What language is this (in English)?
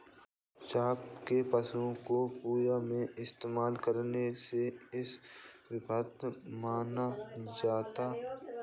Hindi